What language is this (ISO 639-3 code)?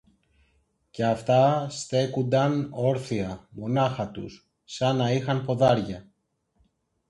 ell